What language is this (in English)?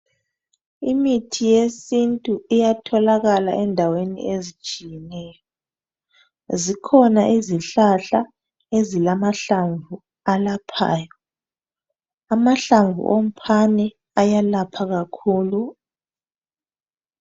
North Ndebele